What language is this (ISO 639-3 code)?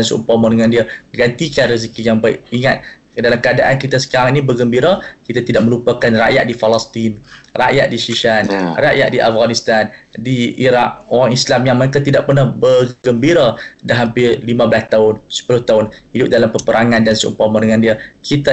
msa